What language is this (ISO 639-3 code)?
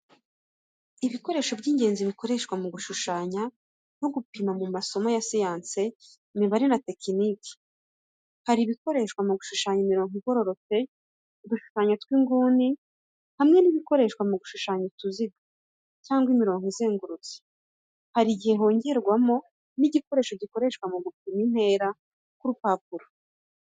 kin